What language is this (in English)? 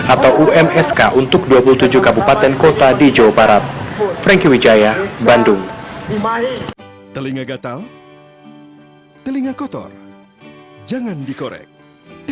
Indonesian